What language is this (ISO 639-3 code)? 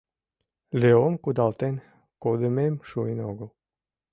chm